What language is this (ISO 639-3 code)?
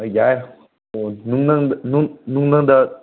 mni